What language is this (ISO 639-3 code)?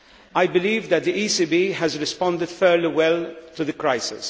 eng